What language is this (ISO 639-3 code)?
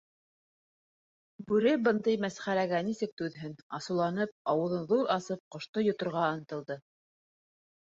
bak